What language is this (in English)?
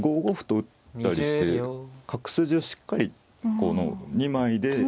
Japanese